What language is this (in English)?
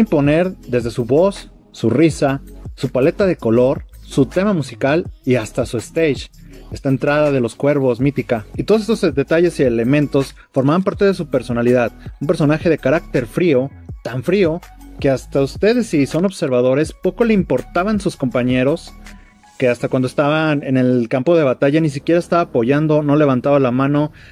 Spanish